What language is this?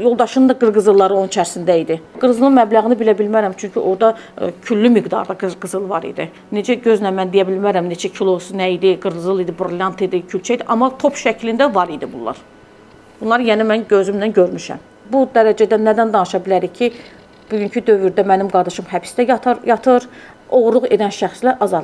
Turkish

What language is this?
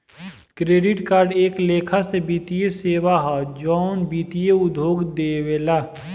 Bhojpuri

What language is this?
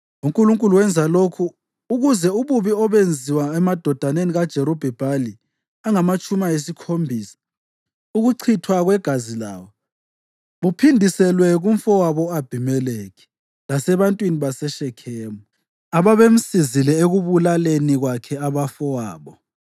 North Ndebele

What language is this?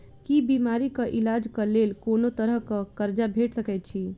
Maithili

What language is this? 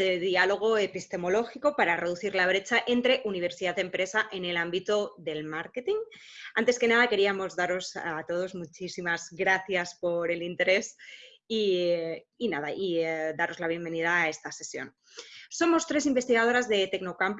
Spanish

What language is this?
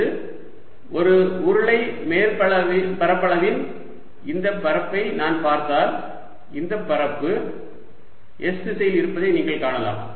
Tamil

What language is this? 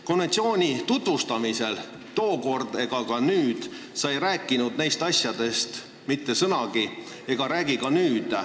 Estonian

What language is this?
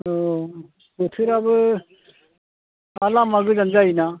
Bodo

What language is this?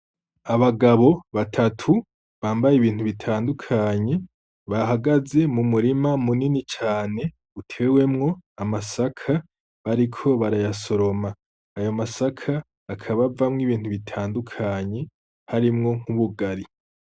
Rundi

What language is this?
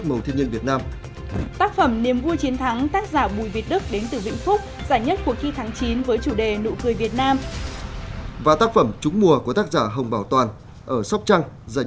Vietnamese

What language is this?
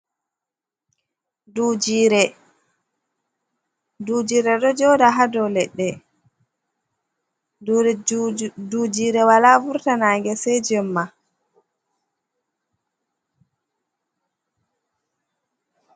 Fula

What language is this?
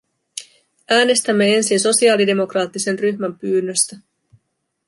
Finnish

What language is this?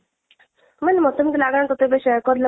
Odia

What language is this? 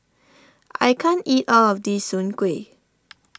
English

